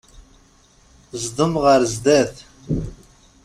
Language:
Kabyle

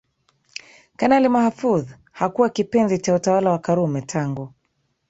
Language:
Swahili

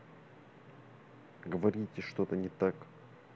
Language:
Russian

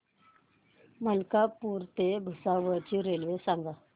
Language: Marathi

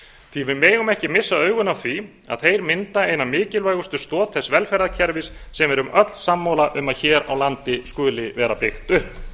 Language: Icelandic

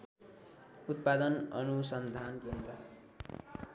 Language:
Nepali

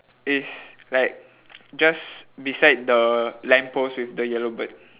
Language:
English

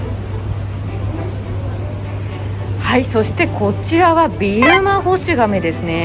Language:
Japanese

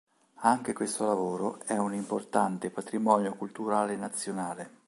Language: Italian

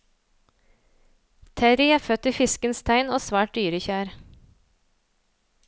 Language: Norwegian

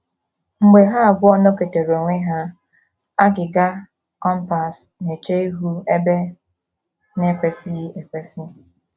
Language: Igbo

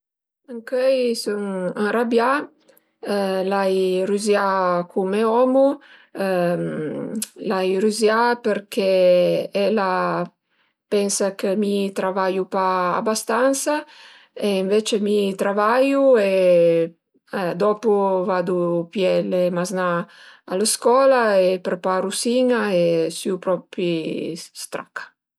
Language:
Piedmontese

